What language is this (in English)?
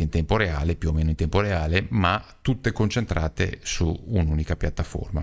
Italian